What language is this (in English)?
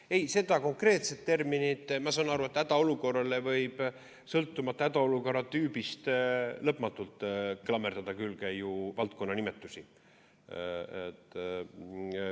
Estonian